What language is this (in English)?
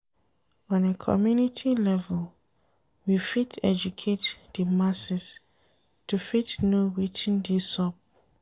Nigerian Pidgin